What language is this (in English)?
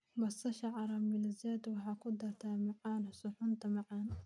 Somali